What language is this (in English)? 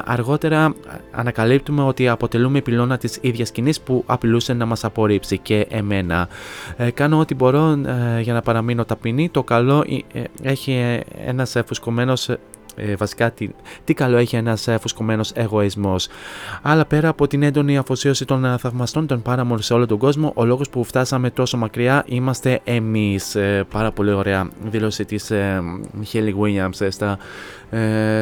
Greek